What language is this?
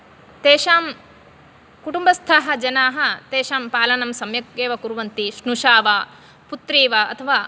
Sanskrit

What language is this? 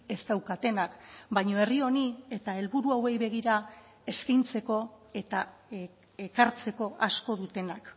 Basque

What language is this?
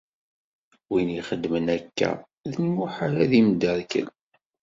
Kabyle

